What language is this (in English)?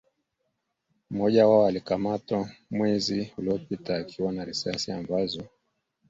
Swahili